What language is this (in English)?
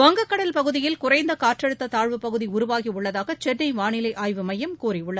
Tamil